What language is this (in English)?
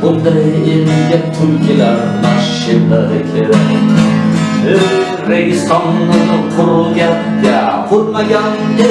Turkish